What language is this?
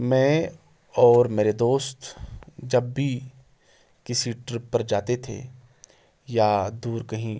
Urdu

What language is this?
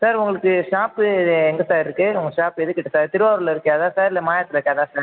Tamil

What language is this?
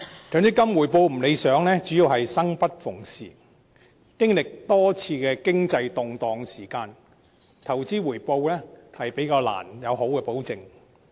Cantonese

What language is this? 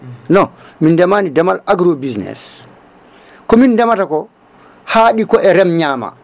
Fula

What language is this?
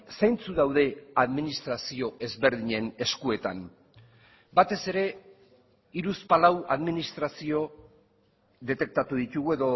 Basque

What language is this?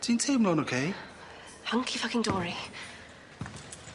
Welsh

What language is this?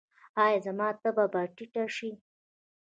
Pashto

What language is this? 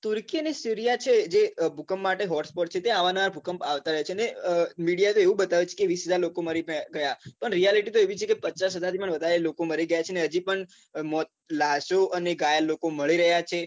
Gujarati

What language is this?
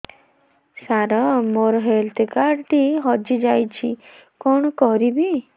Odia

